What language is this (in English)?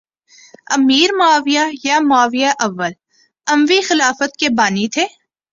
Urdu